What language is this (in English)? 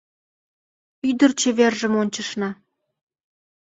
Mari